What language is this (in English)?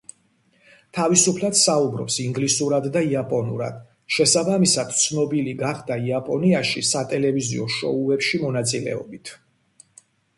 Georgian